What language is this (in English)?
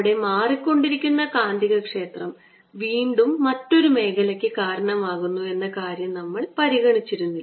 Malayalam